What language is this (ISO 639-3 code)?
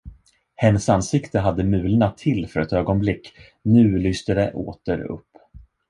swe